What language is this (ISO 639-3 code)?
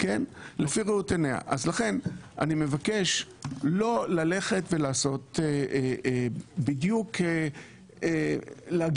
heb